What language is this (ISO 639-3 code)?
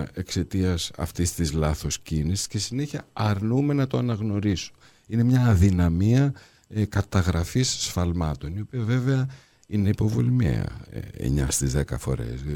ell